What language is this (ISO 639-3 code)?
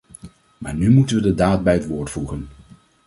nld